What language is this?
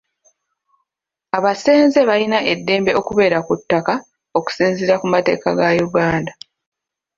Ganda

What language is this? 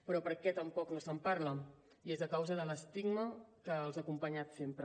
Catalan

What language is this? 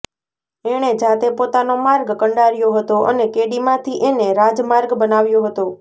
Gujarati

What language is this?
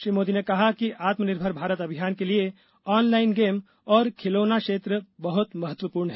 Hindi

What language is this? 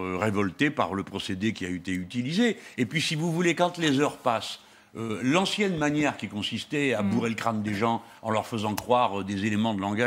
French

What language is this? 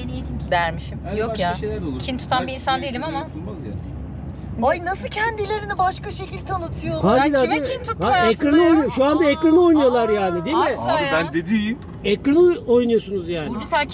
Turkish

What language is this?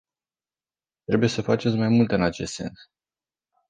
Romanian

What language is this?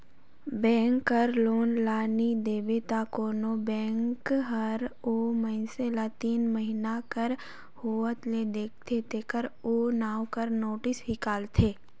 Chhattisgarhi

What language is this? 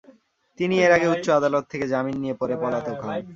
Bangla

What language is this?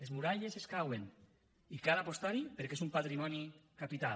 Catalan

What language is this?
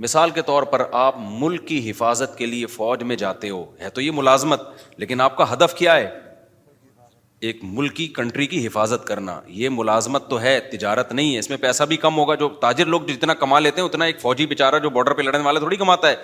Urdu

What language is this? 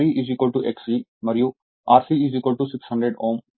Telugu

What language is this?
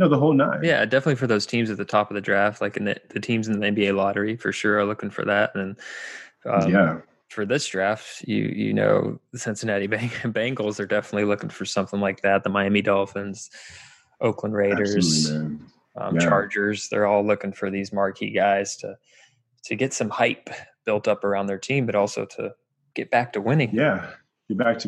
English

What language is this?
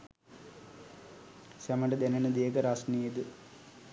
Sinhala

